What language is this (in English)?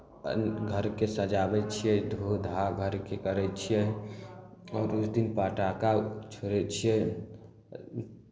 Maithili